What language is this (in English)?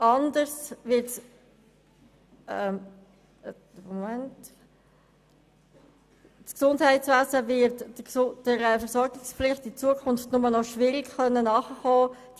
Swiss German